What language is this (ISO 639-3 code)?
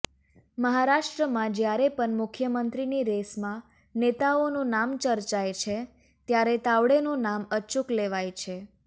guj